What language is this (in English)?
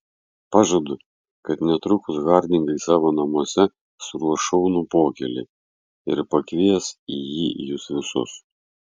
Lithuanian